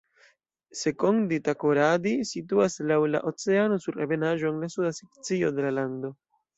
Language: Esperanto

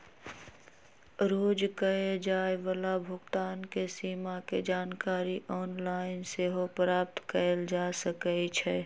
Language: Magahi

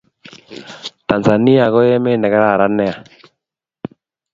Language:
Kalenjin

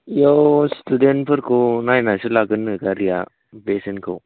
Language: Bodo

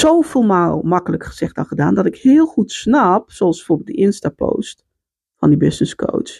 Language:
Dutch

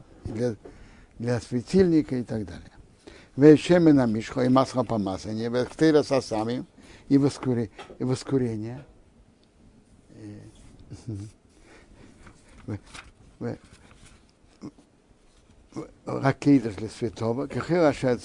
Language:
Russian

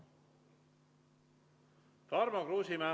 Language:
Estonian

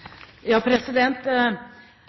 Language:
Norwegian Bokmål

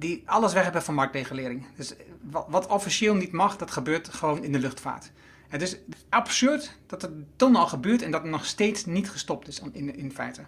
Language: Dutch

